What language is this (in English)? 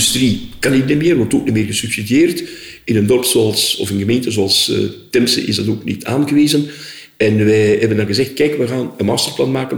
Dutch